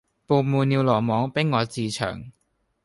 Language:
Cantonese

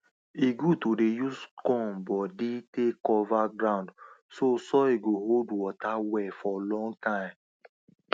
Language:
Nigerian Pidgin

